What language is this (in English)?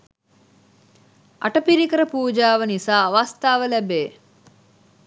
Sinhala